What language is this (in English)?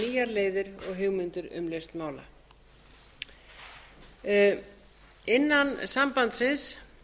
Icelandic